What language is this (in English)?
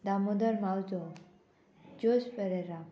Konkani